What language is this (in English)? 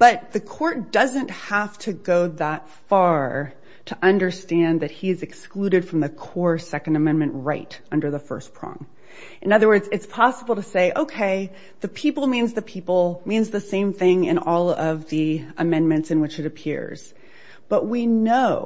English